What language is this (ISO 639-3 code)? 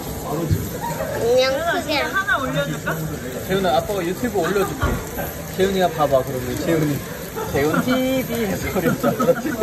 kor